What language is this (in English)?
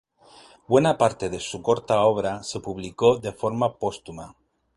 Spanish